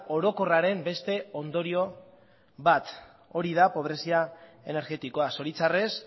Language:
Basque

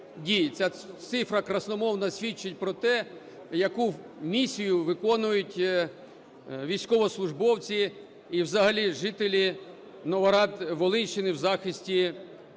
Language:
Ukrainian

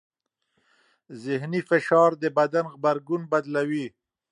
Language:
Pashto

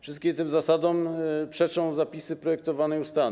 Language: Polish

